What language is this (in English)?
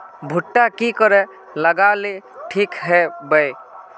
Magahi